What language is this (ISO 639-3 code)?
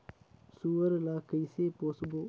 hne